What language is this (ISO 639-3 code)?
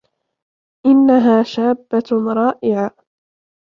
ara